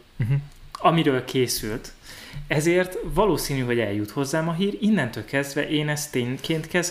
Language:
Hungarian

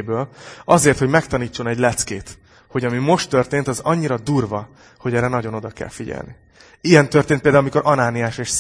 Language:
Hungarian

